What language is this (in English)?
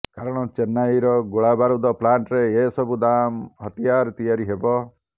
Odia